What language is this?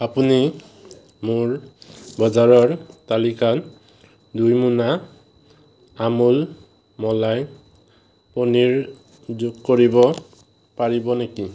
Assamese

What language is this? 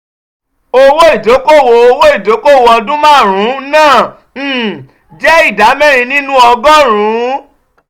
Yoruba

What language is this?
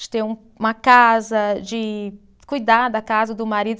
Portuguese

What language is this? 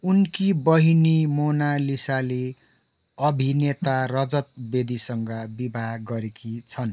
Nepali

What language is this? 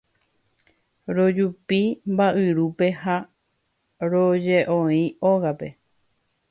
Guarani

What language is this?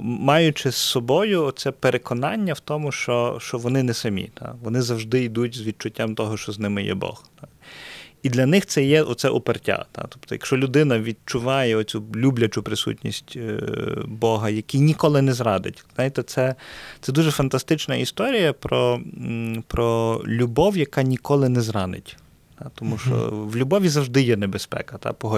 Ukrainian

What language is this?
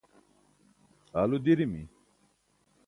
Burushaski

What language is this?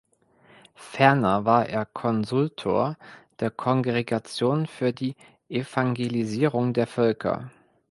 German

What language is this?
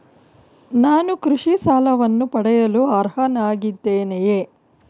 Kannada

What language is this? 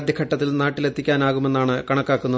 Malayalam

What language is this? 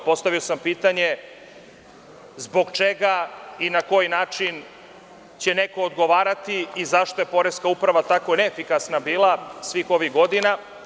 Serbian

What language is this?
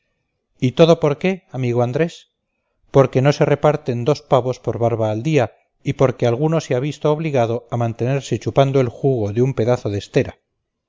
Spanish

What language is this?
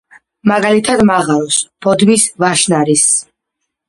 Georgian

